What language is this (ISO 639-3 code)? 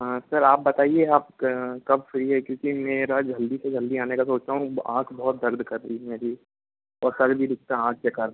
hin